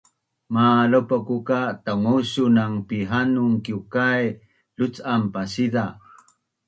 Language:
Bunun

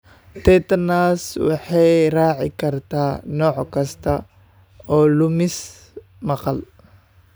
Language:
Somali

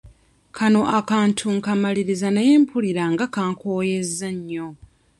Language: Ganda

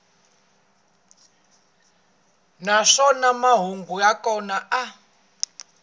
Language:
Tsonga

